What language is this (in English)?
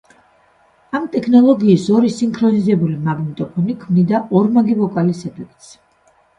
Georgian